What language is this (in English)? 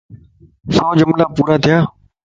Lasi